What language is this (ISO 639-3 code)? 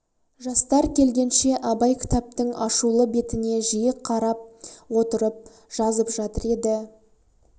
kaz